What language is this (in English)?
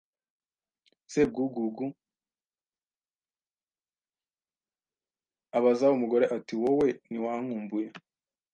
Kinyarwanda